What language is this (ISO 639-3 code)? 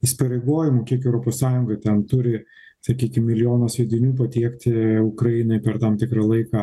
lit